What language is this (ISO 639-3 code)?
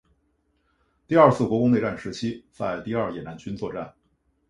zho